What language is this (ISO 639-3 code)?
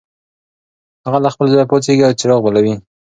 pus